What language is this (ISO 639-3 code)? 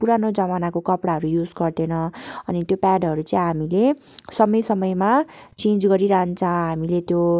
nep